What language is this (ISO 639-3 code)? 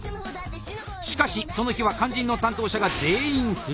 jpn